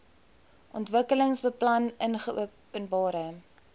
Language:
Afrikaans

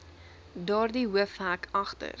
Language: Afrikaans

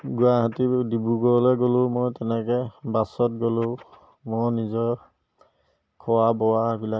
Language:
Assamese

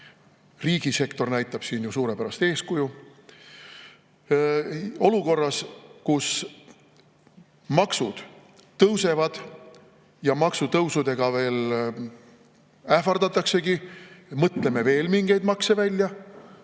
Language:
Estonian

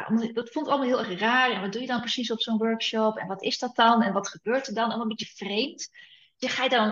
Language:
Dutch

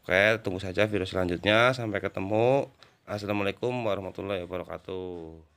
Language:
Indonesian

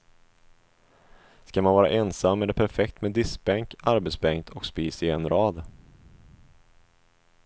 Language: Swedish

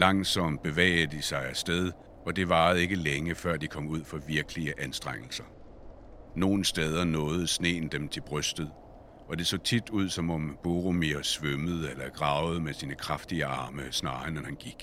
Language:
Danish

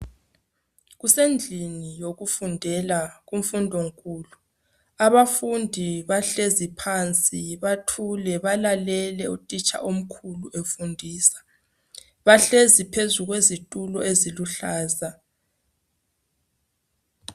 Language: North Ndebele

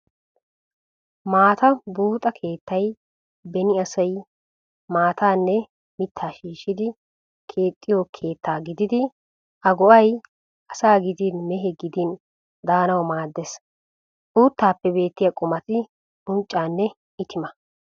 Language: Wolaytta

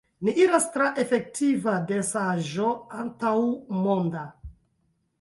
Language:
Esperanto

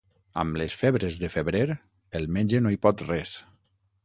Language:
Catalan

